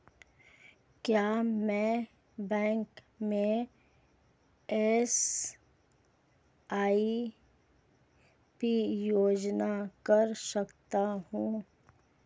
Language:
Hindi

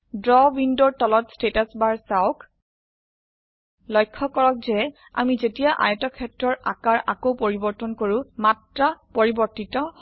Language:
Assamese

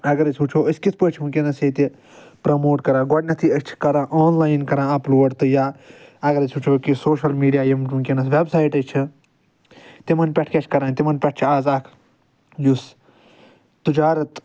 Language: Kashmiri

